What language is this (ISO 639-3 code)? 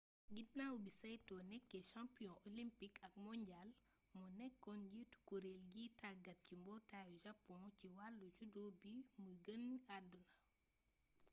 wol